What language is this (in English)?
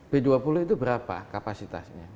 Indonesian